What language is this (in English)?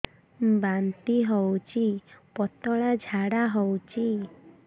Odia